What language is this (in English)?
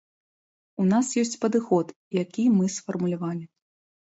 Belarusian